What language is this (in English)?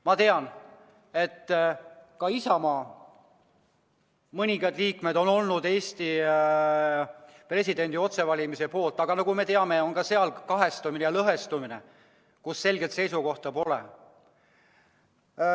Estonian